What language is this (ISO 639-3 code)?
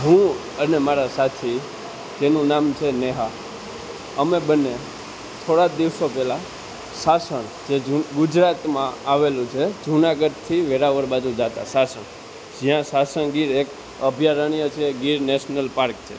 guj